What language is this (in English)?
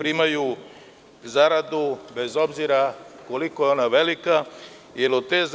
Serbian